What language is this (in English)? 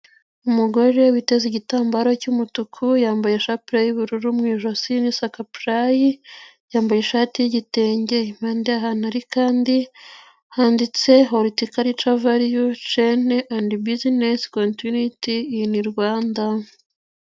Kinyarwanda